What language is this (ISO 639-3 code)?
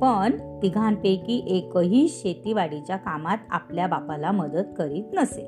mar